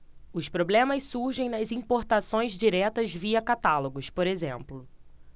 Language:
Portuguese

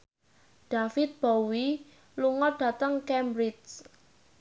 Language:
Javanese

